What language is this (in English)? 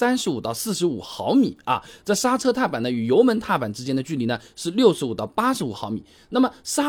Chinese